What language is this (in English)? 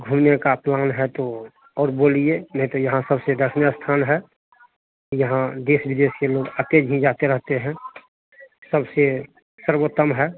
Hindi